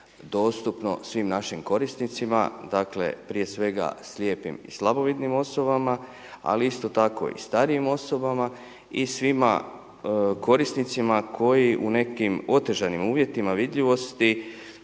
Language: Croatian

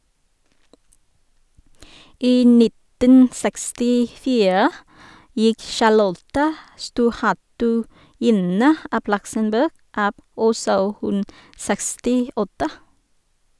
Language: Norwegian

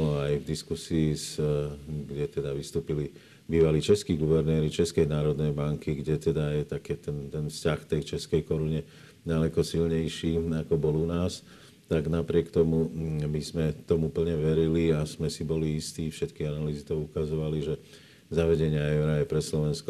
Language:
Slovak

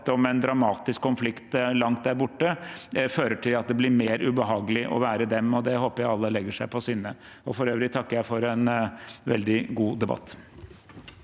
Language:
Norwegian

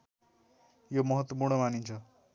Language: Nepali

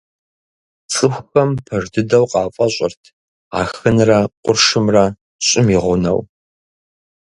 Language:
Kabardian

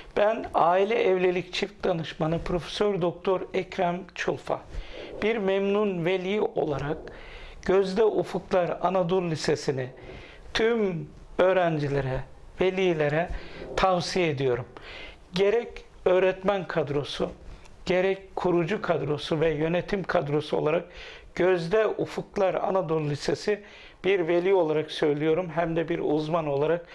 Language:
Turkish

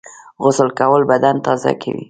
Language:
Pashto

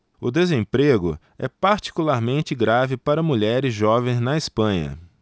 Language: Portuguese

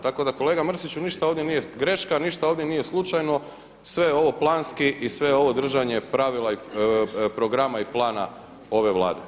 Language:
Croatian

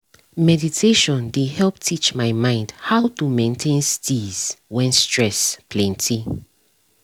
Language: Nigerian Pidgin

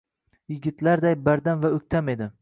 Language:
Uzbek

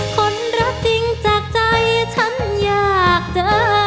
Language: Thai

